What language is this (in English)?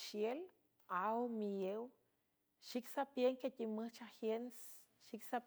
San Francisco Del Mar Huave